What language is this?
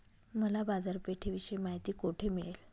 Marathi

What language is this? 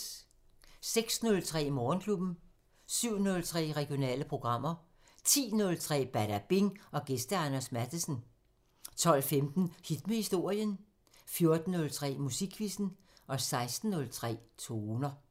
Danish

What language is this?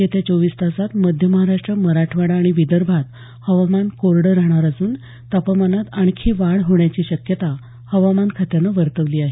Marathi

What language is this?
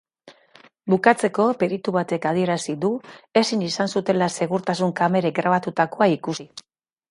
Basque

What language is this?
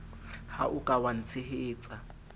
Southern Sotho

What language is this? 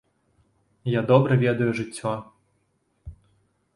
Belarusian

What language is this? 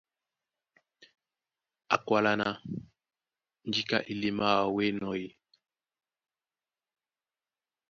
Duala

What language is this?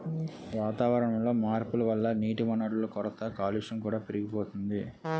Telugu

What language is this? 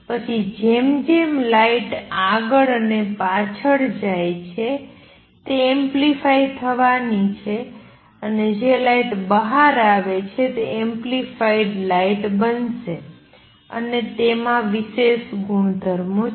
Gujarati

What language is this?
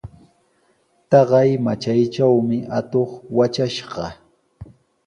Sihuas Ancash Quechua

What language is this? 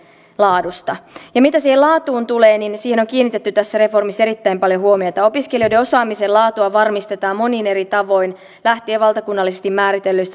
Finnish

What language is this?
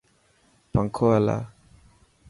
Dhatki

